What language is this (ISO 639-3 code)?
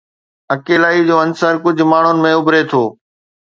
snd